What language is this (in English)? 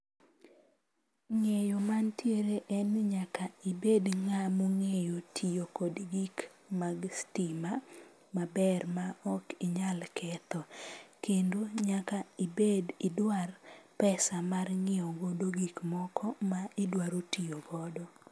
Luo (Kenya and Tanzania)